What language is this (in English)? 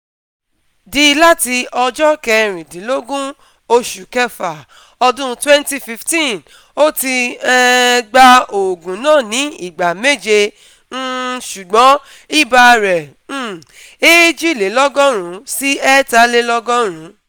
Yoruba